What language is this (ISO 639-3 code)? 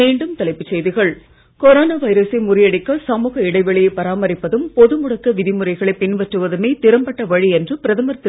tam